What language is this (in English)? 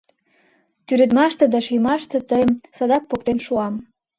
Mari